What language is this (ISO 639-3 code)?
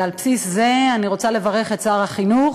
heb